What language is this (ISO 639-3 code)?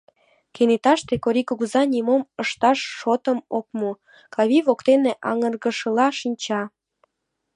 chm